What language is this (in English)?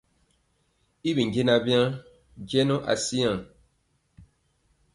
Mpiemo